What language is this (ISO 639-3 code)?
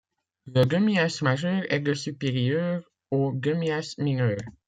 fra